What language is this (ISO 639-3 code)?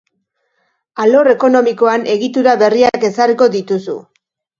eus